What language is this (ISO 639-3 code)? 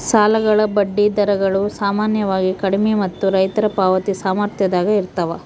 kan